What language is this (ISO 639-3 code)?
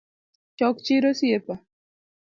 luo